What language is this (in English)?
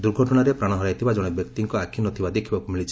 Odia